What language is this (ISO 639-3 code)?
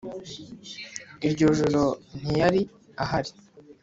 kin